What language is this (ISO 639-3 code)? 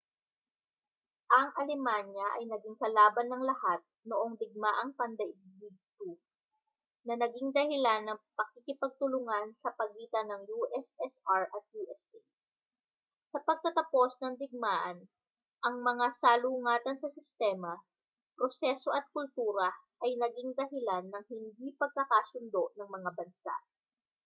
fil